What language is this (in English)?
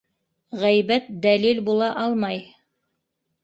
Bashkir